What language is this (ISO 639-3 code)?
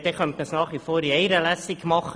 gsw